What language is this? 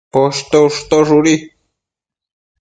Matsés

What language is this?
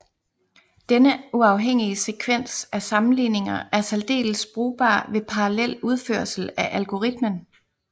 Danish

